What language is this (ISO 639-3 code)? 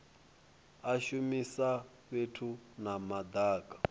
ven